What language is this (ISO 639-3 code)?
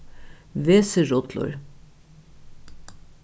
fao